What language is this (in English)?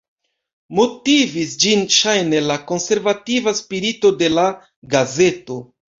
Esperanto